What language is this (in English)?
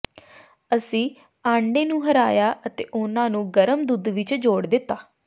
Punjabi